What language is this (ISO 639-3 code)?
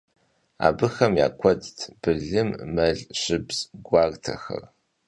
kbd